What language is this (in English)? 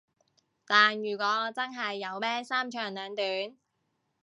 Cantonese